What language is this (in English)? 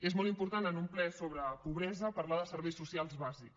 Catalan